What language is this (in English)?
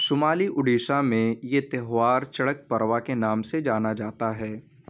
Urdu